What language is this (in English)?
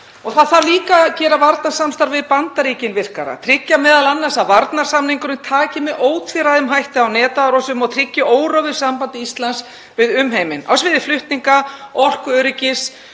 Icelandic